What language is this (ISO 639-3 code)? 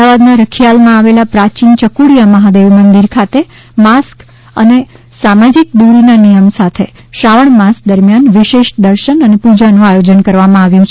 guj